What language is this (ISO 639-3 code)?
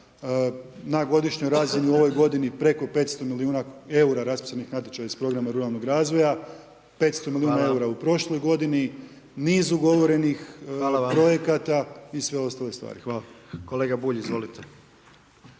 hrv